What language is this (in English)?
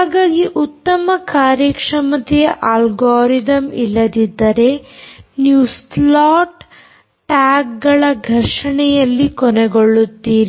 Kannada